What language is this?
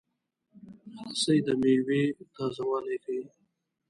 Pashto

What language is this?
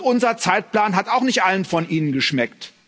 German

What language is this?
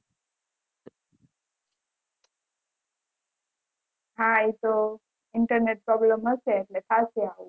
Gujarati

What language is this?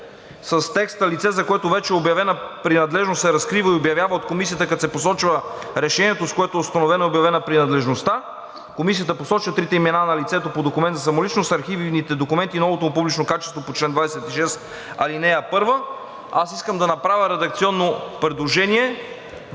Bulgarian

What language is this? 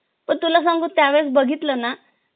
Marathi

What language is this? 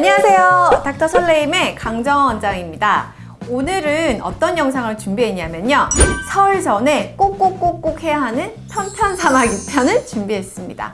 Korean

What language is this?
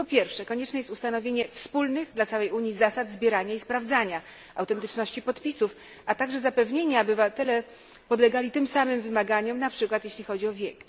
Polish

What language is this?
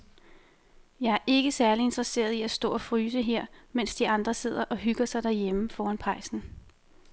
Danish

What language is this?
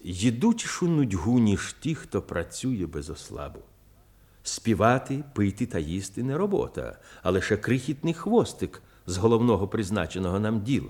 Ukrainian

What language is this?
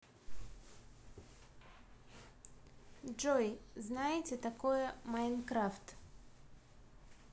Russian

